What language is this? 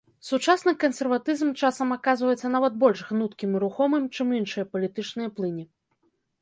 Belarusian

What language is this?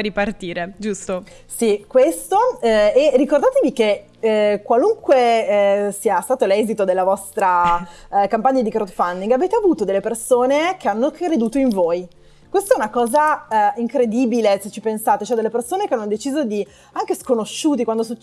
Italian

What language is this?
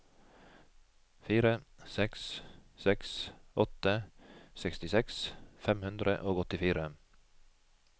Norwegian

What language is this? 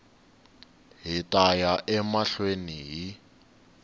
Tsonga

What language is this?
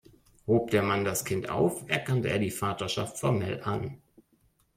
German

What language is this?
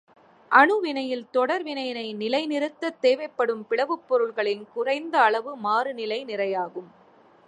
Tamil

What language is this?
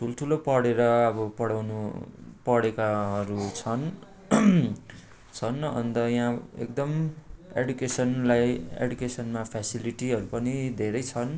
Nepali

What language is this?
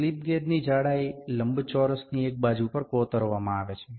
Gujarati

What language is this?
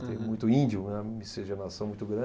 Portuguese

